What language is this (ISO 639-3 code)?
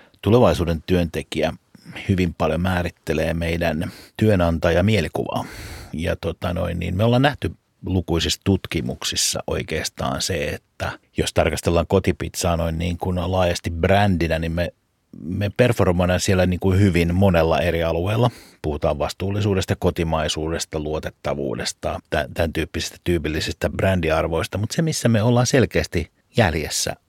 fin